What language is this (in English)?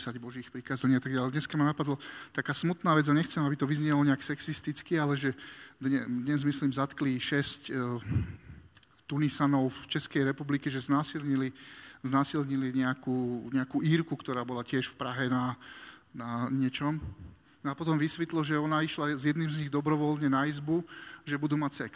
Slovak